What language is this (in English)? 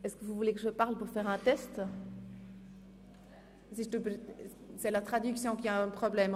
Swiss German